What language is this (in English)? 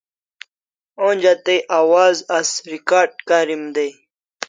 Kalasha